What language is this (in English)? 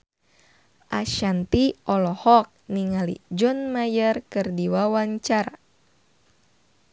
Sundanese